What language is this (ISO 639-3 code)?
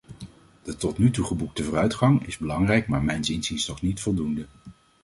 nld